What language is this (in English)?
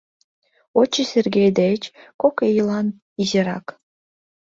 Mari